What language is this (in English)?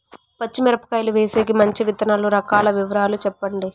Telugu